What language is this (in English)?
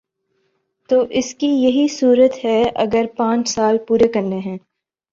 Urdu